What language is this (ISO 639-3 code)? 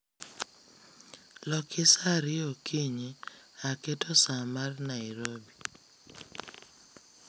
luo